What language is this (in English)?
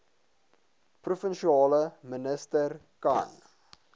Afrikaans